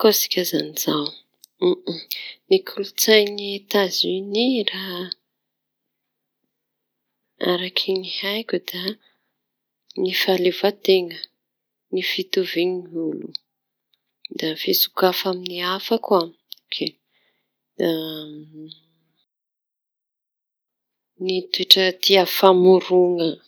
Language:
Tanosy Malagasy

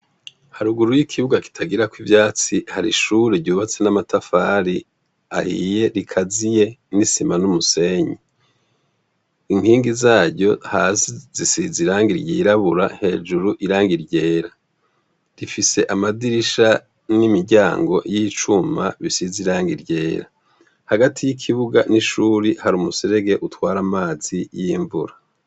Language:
Rundi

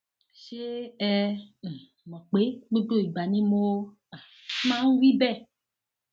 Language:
Yoruba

